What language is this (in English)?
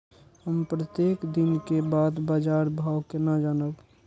Maithili